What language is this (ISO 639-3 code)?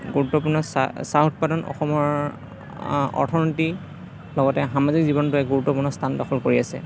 asm